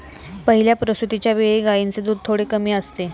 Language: Marathi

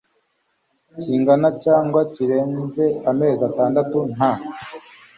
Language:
Kinyarwanda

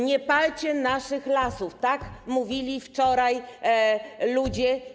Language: Polish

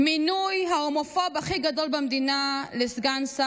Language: Hebrew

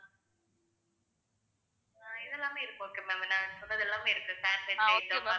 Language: Tamil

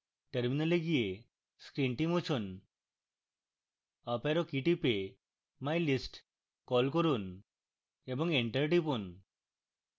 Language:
Bangla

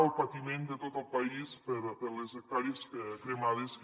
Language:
Catalan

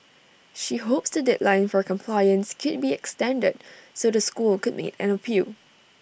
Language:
English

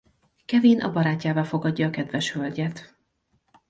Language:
Hungarian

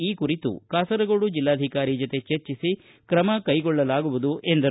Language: Kannada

